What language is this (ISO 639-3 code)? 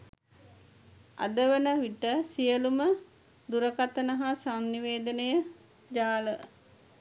sin